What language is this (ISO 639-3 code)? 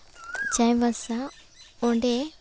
sat